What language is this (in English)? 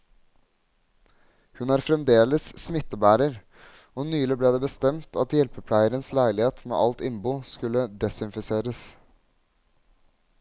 Norwegian